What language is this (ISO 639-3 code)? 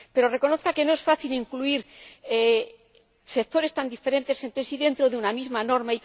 spa